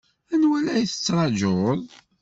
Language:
Kabyle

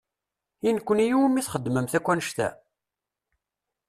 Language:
Kabyle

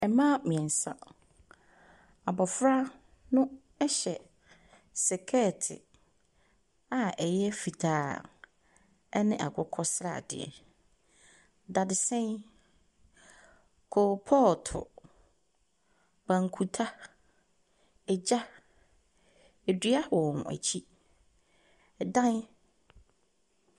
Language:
Akan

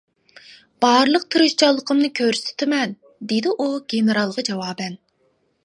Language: Uyghur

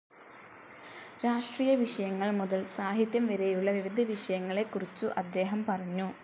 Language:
Malayalam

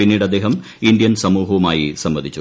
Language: Malayalam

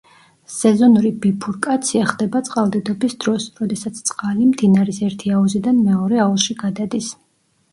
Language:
Georgian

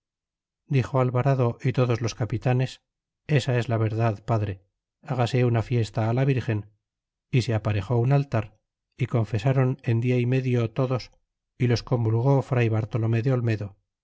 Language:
Spanish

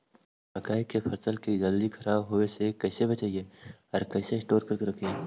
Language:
Magahi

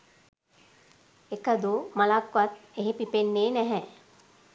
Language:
Sinhala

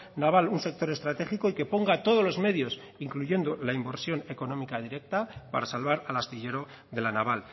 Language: Spanish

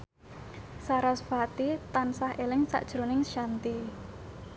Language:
Javanese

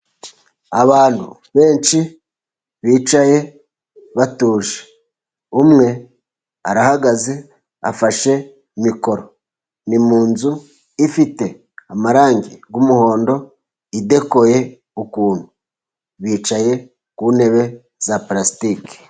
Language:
Kinyarwanda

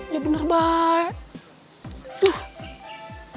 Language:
Indonesian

